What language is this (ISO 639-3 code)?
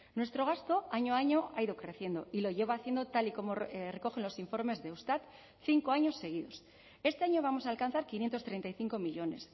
spa